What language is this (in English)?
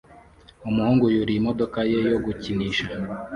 Kinyarwanda